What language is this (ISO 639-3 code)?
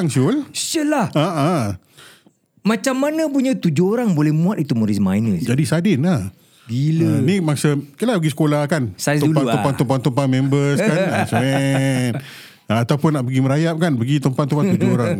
msa